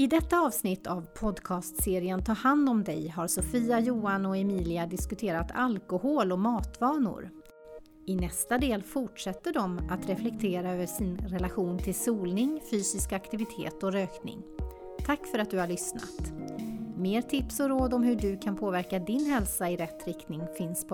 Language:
Swedish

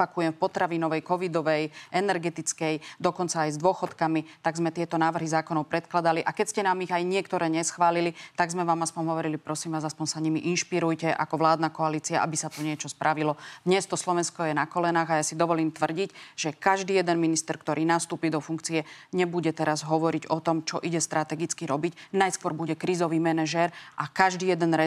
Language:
Slovak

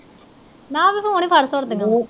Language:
Punjabi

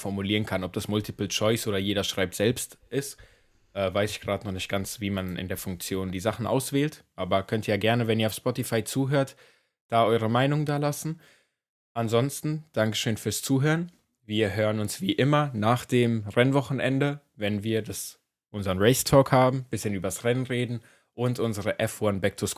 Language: German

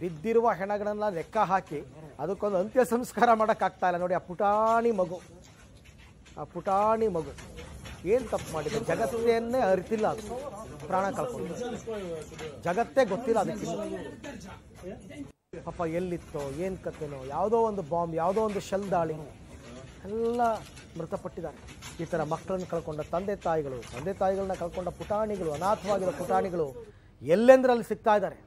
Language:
Turkish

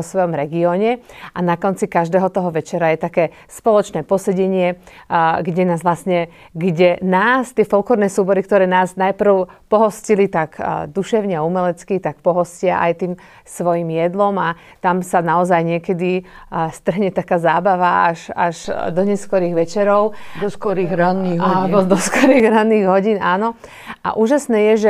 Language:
Slovak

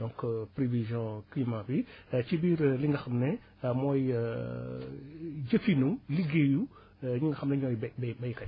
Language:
Wolof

